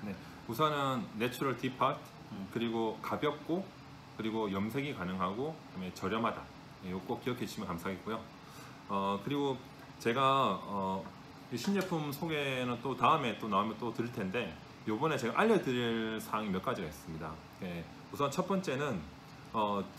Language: Korean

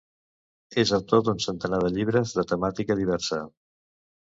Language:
Catalan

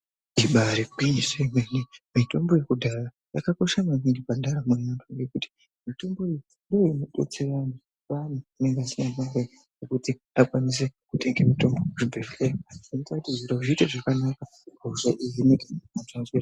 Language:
Ndau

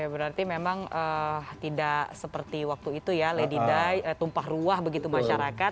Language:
Indonesian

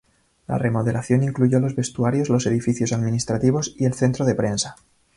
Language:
Spanish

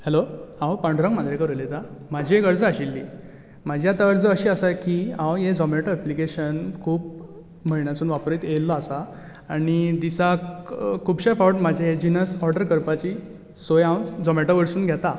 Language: Konkani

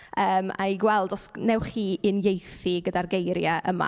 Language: Welsh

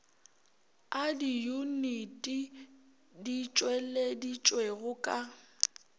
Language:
Northern Sotho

